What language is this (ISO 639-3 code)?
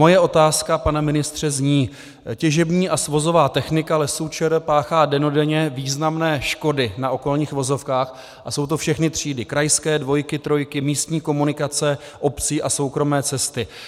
ces